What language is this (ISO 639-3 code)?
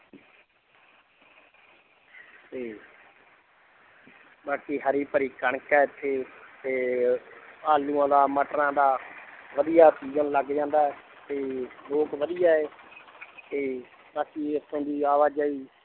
pan